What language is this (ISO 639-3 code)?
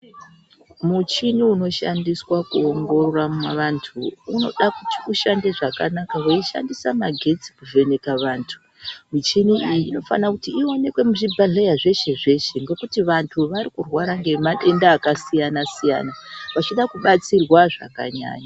ndc